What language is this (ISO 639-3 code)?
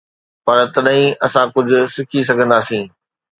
snd